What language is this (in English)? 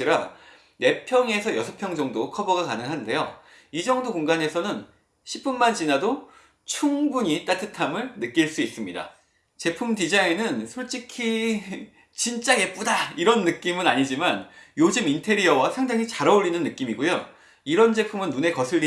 Korean